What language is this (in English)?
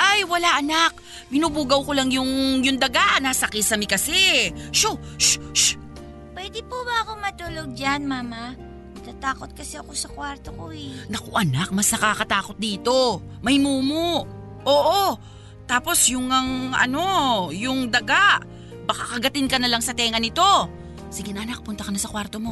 Filipino